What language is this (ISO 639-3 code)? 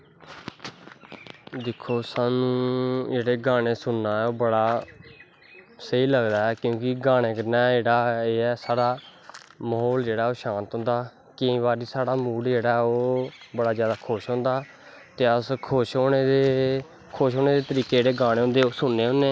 doi